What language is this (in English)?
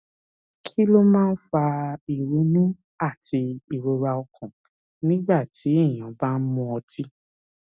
Yoruba